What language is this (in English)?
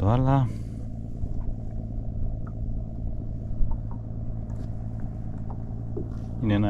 Greek